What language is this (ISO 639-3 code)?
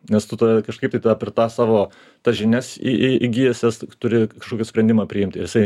lit